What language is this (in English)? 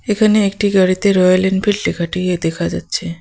Bangla